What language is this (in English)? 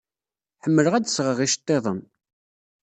Kabyle